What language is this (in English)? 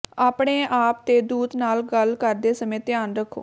Punjabi